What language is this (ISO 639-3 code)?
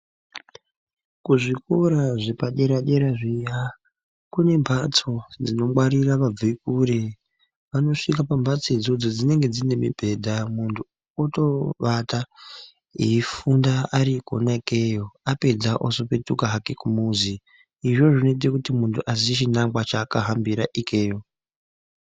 ndc